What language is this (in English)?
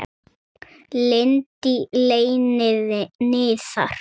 Icelandic